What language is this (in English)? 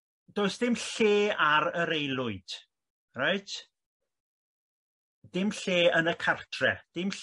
Welsh